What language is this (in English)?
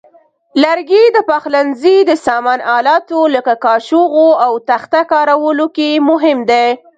Pashto